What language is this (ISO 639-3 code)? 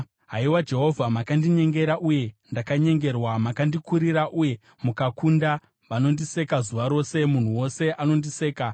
sna